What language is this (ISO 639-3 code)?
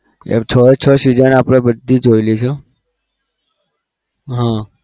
guj